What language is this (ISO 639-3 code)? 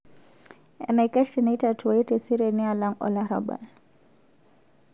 mas